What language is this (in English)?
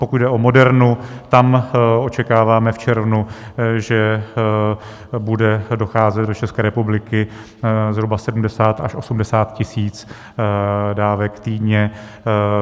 Czech